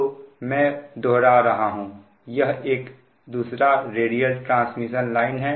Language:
Hindi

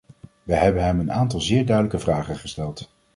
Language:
Dutch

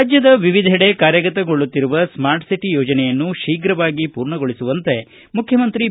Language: Kannada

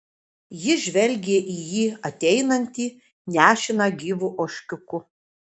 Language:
Lithuanian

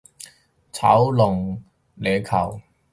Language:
Cantonese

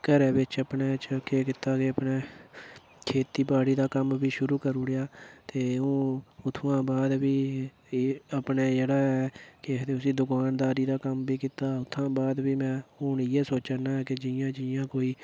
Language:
Dogri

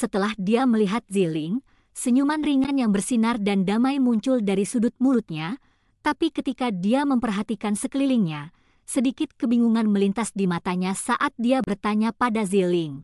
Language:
Indonesian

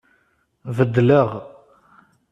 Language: Kabyle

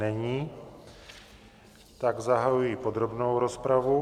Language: Czech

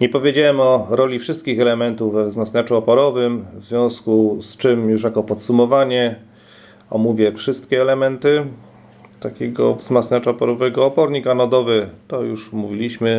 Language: Polish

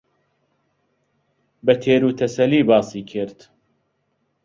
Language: Central Kurdish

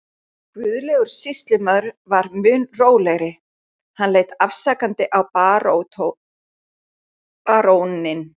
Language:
Icelandic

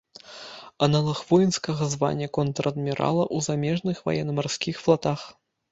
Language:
Belarusian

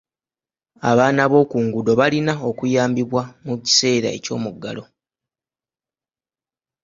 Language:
Ganda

